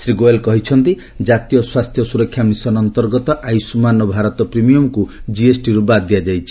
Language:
Odia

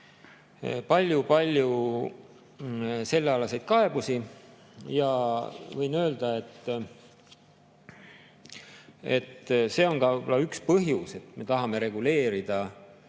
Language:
Estonian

